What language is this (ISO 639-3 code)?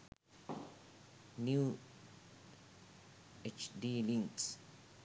sin